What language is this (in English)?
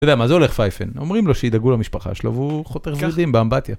Hebrew